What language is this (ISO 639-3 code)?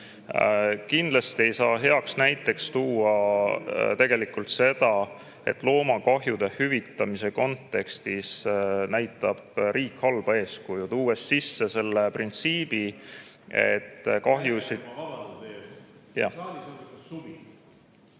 est